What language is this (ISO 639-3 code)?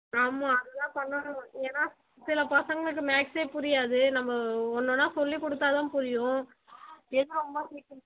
tam